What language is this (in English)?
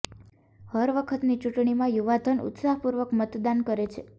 Gujarati